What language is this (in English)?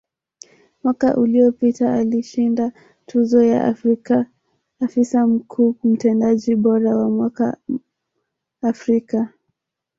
Swahili